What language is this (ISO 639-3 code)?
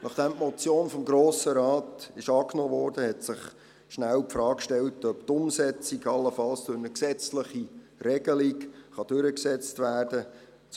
gsw